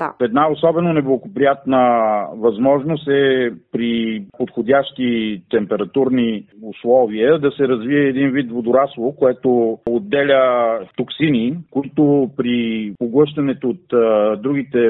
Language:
Bulgarian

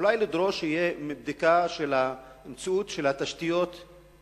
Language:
Hebrew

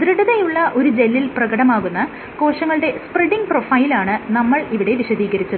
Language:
Malayalam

